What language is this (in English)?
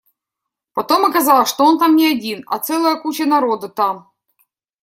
Russian